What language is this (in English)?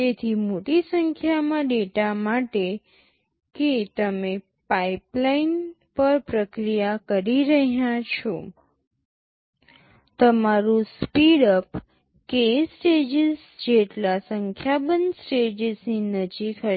Gujarati